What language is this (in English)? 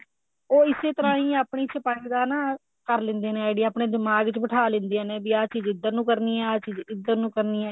Punjabi